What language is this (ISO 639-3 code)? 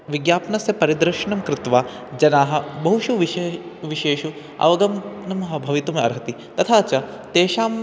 san